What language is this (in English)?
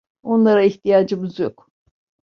Turkish